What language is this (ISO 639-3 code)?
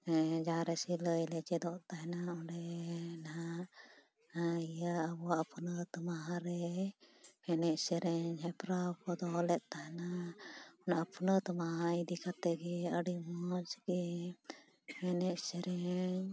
sat